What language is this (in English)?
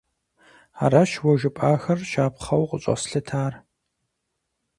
Kabardian